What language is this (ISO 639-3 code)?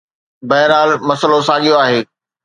snd